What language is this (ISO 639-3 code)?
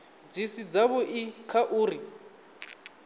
ven